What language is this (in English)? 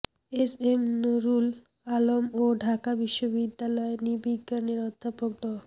Bangla